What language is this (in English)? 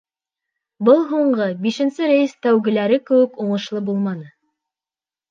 Bashkir